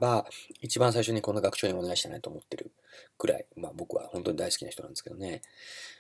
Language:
Japanese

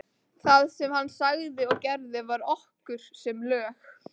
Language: Icelandic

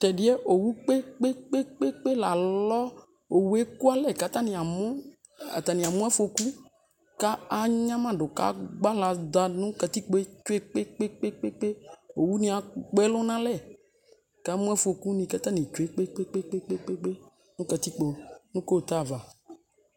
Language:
Ikposo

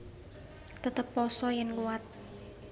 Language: Javanese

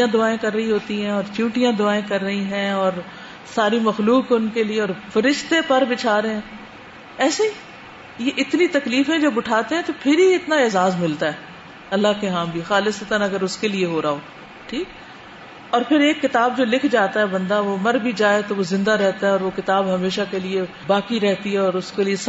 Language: Urdu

